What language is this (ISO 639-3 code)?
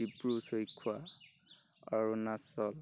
asm